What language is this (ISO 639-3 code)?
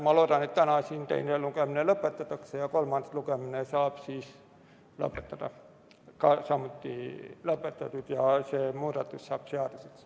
est